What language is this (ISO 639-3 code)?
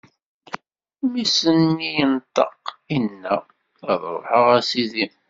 kab